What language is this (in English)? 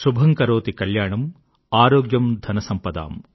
Telugu